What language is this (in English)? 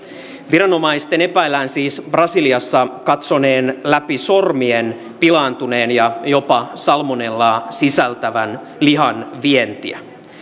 Finnish